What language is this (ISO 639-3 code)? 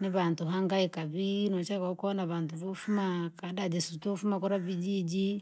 lag